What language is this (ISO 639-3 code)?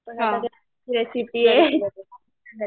mar